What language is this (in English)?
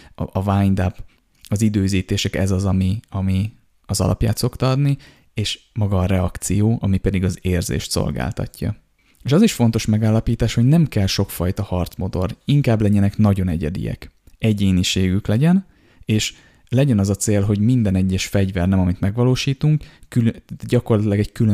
Hungarian